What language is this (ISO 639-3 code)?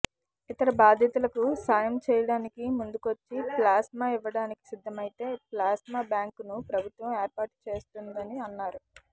tel